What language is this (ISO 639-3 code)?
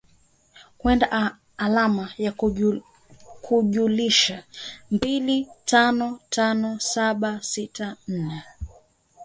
swa